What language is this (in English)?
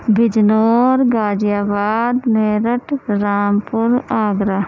Urdu